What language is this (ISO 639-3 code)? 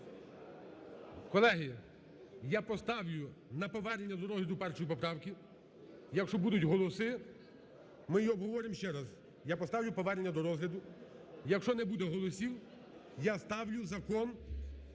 ukr